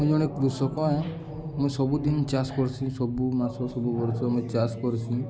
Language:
Odia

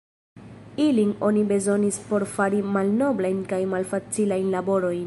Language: Esperanto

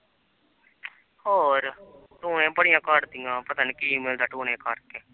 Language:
Punjabi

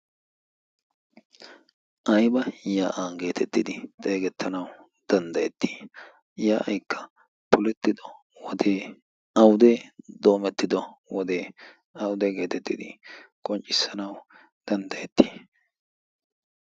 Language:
Wolaytta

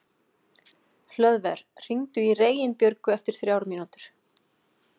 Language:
Icelandic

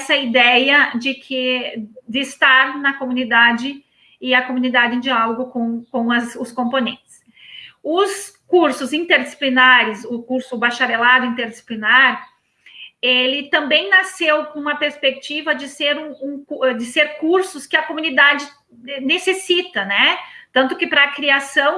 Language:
Portuguese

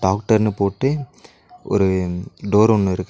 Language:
Tamil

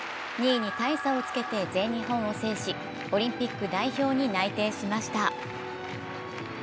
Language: Japanese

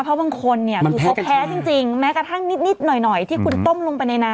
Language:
Thai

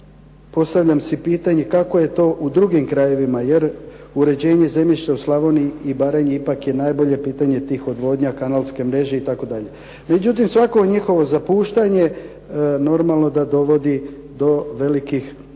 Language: Croatian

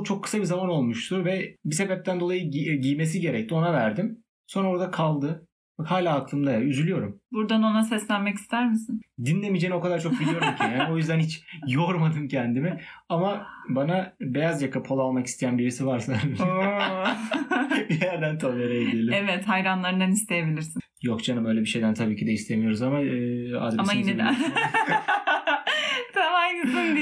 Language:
Turkish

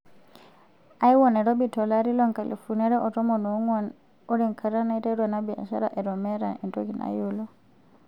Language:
Masai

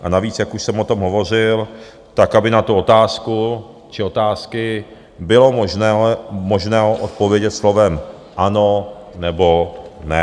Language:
Czech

